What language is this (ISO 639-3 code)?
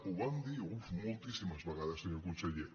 cat